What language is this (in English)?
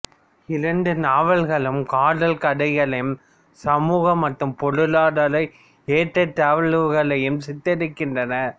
Tamil